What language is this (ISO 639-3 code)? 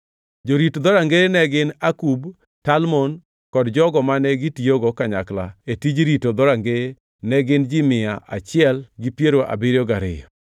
luo